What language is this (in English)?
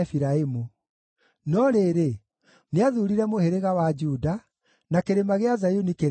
Kikuyu